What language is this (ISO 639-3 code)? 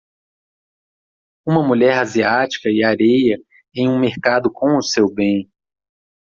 por